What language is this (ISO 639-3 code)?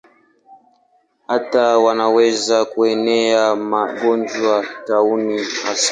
swa